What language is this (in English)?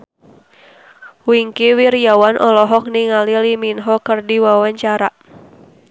Sundanese